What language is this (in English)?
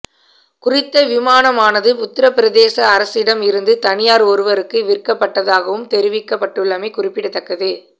Tamil